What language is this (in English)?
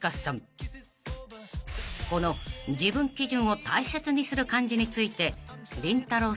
Japanese